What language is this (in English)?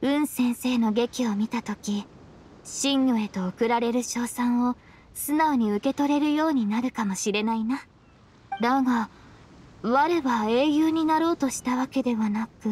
Japanese